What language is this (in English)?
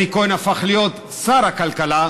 Hebrew